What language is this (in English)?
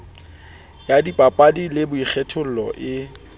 Southern Sotho